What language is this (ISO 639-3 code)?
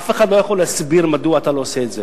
heb